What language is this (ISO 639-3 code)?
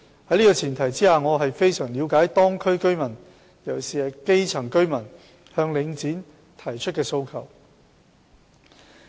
yue